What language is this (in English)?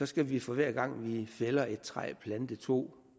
Danish